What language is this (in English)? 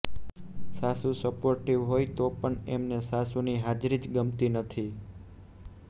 Gujarati